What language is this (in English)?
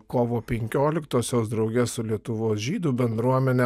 Lithuanian